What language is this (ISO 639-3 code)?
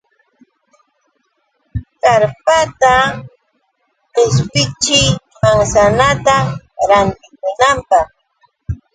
qux